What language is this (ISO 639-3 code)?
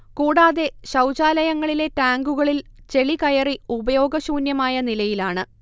mal